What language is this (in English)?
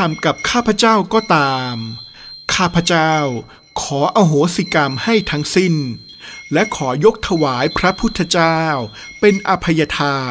Thai